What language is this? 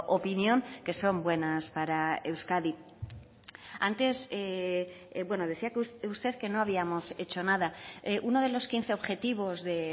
Spanish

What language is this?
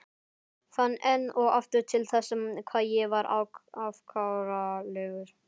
Icelandic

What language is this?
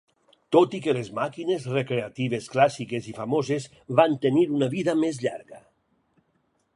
Catalan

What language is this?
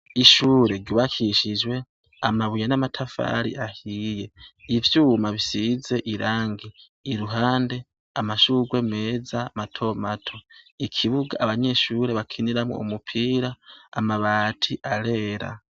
Rundi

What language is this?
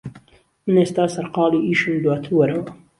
Central Kurdish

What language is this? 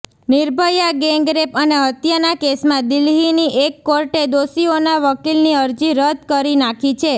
Gujarati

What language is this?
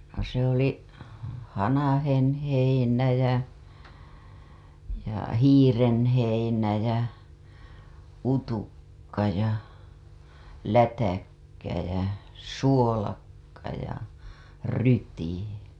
Finnish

